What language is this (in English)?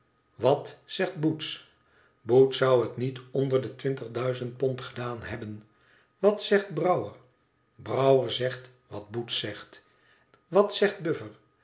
Dutch